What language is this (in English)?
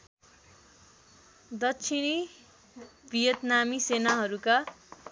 Nepali